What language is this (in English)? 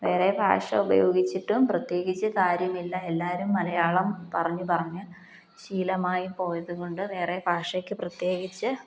Malayalam